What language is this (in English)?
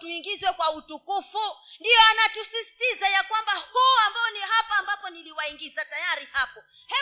Swahili